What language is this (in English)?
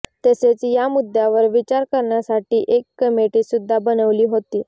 Marathi